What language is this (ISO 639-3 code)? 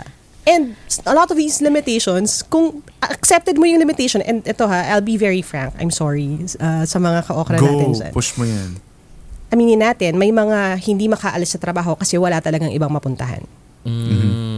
fil